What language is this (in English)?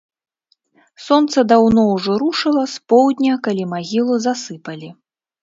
Belarusian